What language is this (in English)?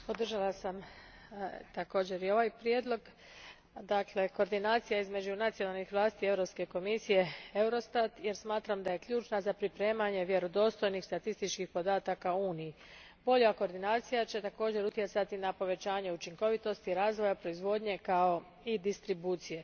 Croatian